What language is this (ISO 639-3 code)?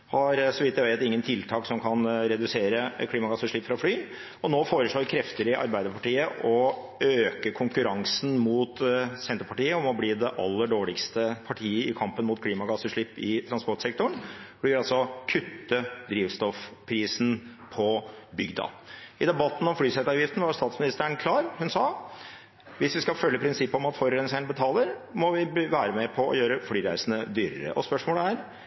nob